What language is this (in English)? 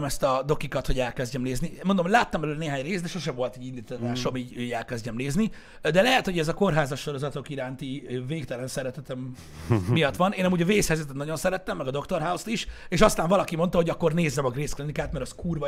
Hungarian